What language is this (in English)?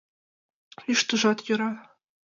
Mari